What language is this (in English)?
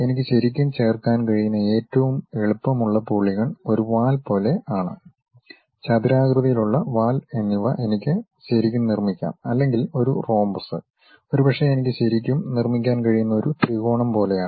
Malayalam